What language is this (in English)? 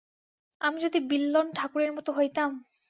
Bangla